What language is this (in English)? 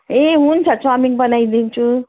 Nepali